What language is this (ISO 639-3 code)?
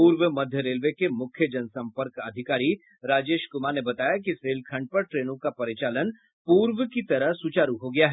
hin